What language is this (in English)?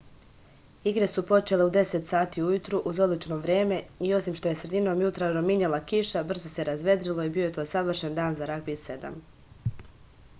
Serbian